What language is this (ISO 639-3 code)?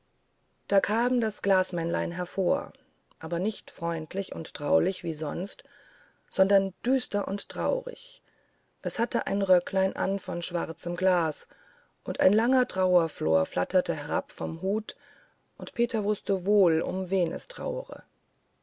deu